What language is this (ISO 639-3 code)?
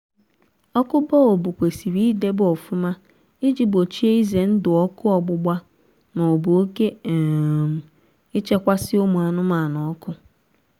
ibo